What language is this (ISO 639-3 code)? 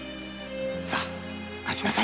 jpn